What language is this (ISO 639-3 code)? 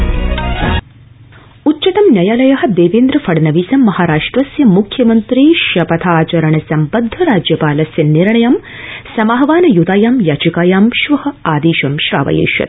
san